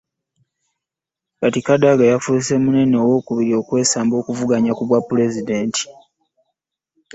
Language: Ganda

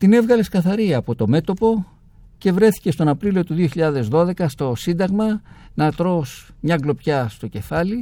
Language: Greek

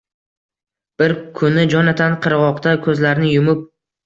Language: Uzbek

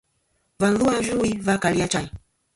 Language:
Kom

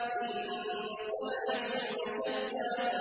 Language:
Arabic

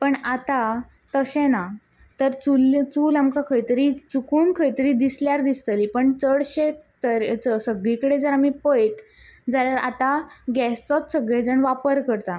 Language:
Konkani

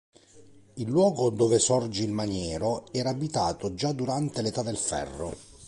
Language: Italian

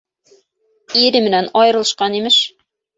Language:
Bashkir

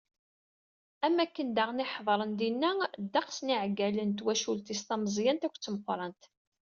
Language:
Kabyle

